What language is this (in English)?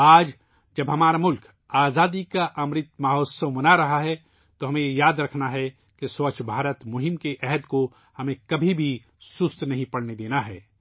Urdu